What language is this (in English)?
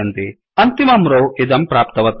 Sanskrit